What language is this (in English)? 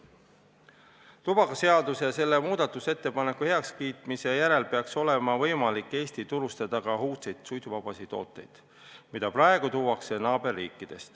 Estonian